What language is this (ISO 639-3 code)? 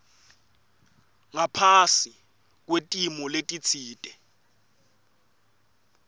ssw